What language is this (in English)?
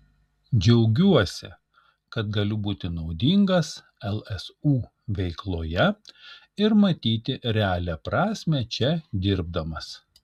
Lithuanian